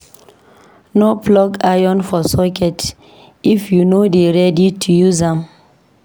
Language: Nigerian Pidgin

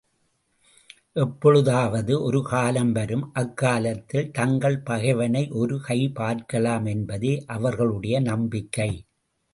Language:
Tamil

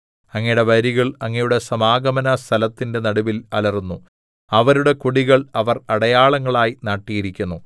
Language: Malayalam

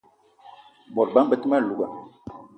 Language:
Eton (Cameroon)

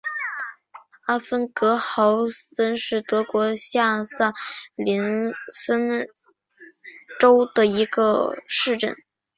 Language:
Chinese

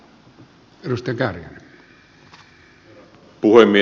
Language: Finnish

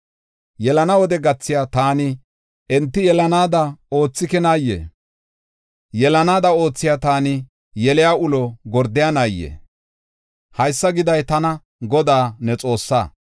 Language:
Gofa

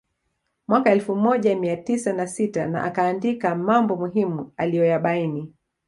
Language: Swahili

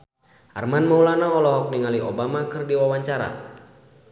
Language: Sundanese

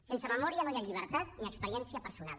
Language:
Catalan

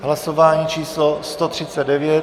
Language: Czech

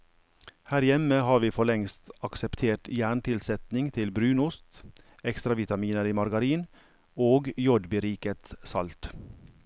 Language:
Norwegian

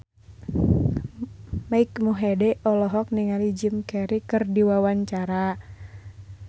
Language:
Sundanese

